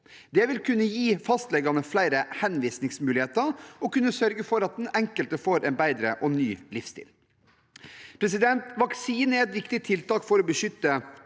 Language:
Norwegian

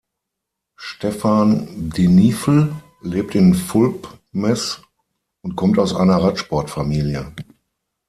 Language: German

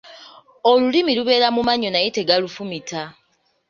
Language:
Ganda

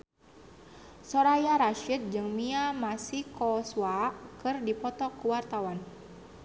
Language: Sundanese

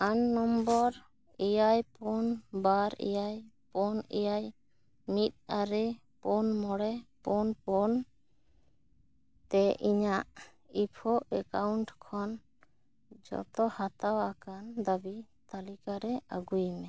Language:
Santali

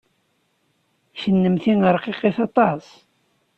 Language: Kabyle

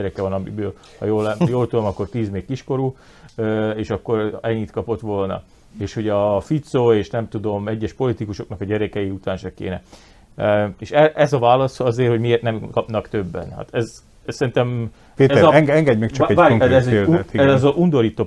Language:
Hungarian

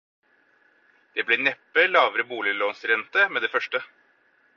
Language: Norwegian Bokmål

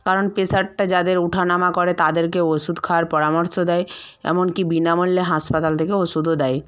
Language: Bangla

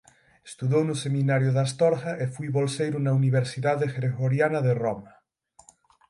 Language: Galician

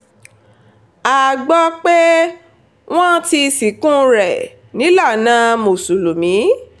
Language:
Yoruba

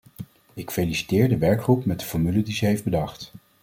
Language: Dutch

